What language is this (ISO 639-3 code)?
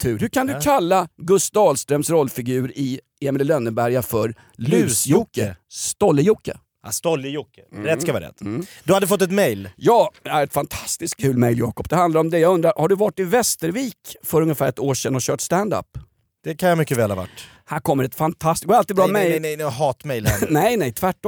swe